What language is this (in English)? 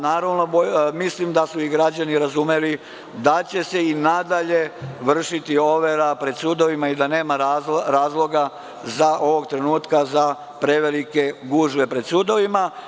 Serbian